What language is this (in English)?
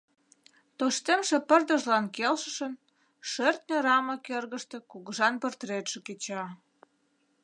Mari